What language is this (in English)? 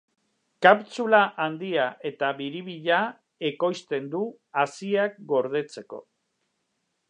Basque